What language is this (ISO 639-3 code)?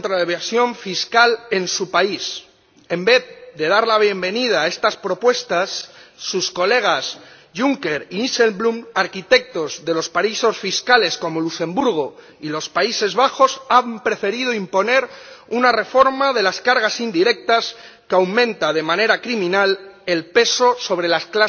spa